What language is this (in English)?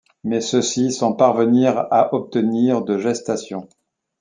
French